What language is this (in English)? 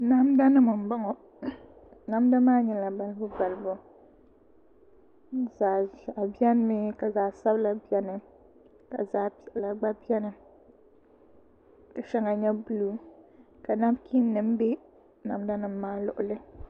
Dagbani